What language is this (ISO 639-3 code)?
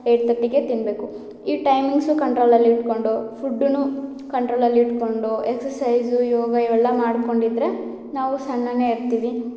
kan